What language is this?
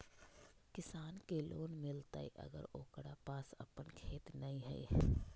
Magahi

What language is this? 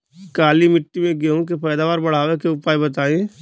Bhojpuri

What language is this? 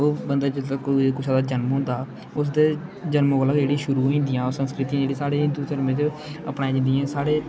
Dogri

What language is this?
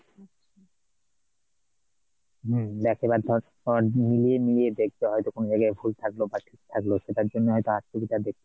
Bangla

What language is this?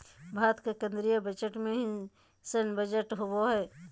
Magahi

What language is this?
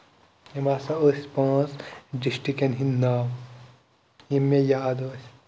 Kashmiri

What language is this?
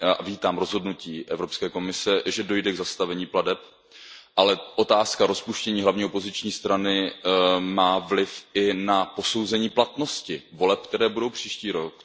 Czech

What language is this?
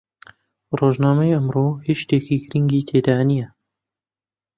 Central Kurdish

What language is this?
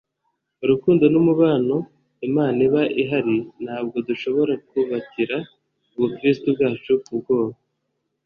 Kinyarwanda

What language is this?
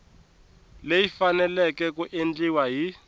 Tsonga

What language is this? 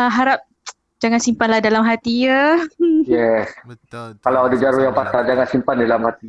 Malay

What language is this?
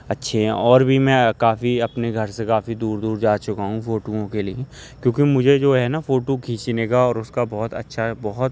Urdu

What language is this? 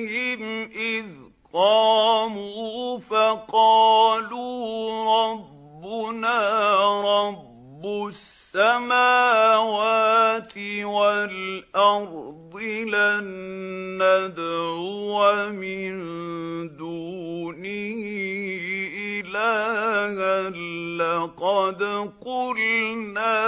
Arabic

